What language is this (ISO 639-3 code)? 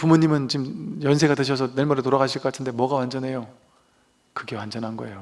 kor